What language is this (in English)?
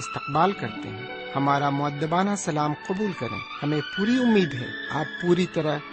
Urdu